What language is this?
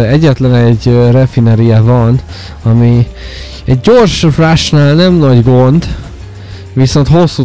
Hungarian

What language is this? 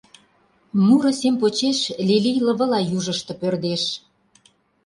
Mari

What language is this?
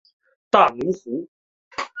Chinese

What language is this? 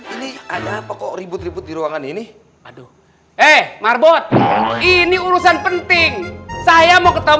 Indonesian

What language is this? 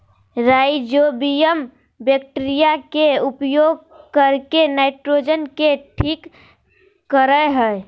Magahi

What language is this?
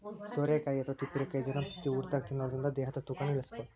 Kannada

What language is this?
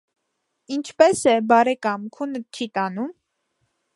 Armenian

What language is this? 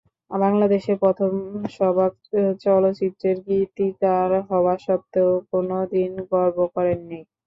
Bangla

